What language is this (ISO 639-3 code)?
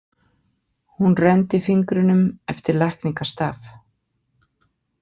isl